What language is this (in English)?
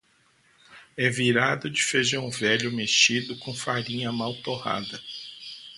Portuguese